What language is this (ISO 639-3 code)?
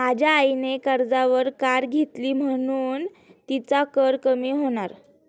mar